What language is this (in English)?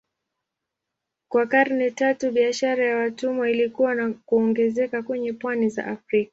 Swahili